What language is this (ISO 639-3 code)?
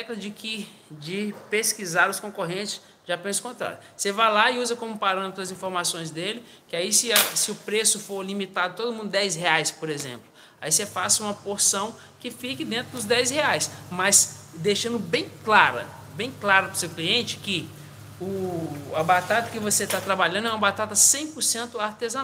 por